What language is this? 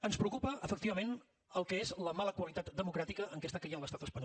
Catalan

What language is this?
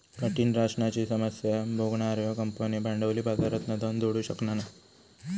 Marathi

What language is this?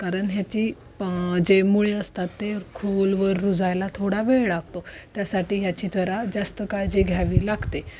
Marathi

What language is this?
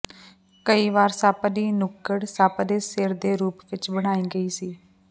Punjabi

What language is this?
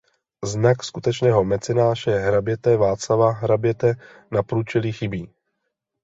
Czech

